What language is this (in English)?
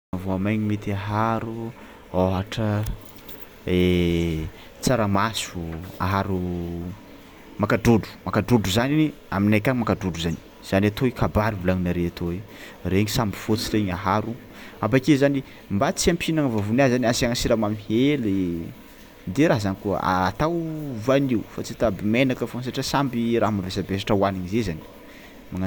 Tsimihety Malagasy